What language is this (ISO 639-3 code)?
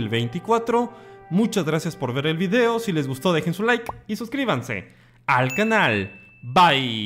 spa